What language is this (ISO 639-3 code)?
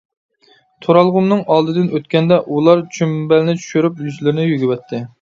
uig